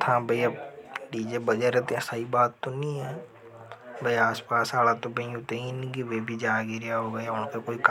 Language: Hadothi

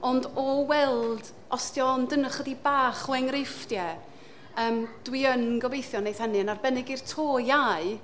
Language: Welsh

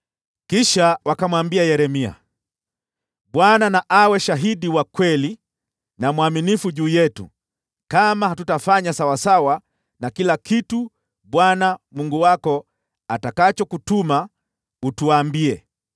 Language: Swahili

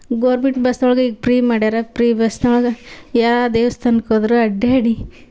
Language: Kannada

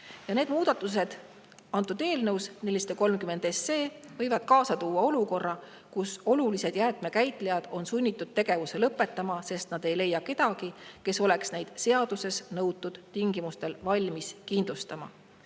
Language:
Estonian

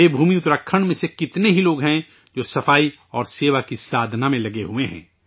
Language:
Urdu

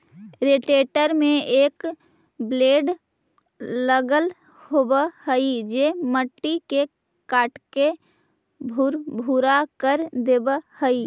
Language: Magahi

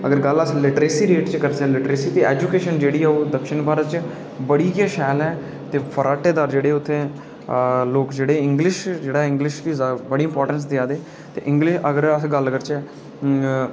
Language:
Dogri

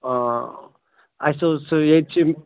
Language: Kashmiri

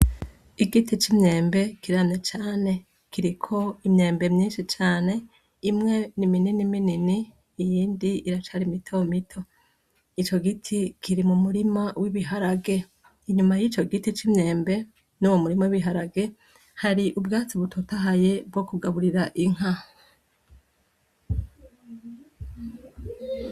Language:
Rundi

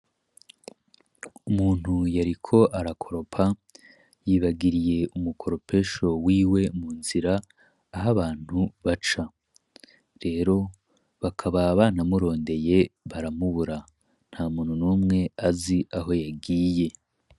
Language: Rundi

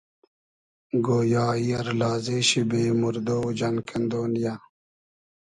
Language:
Hazaragi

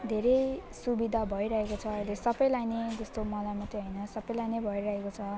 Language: Nepali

